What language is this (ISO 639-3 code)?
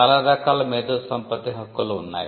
tel